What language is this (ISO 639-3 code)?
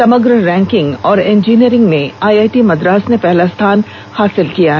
hin